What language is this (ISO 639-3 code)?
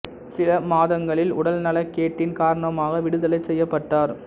tam